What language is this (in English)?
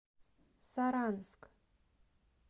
Russian